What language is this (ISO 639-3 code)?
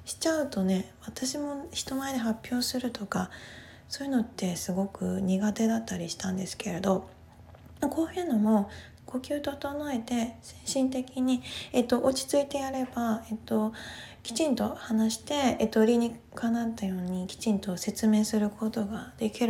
jpn